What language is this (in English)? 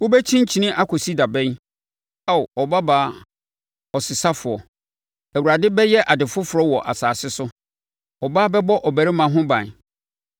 Akan